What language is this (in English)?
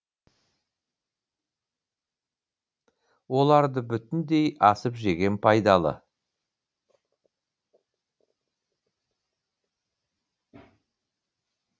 Kazakh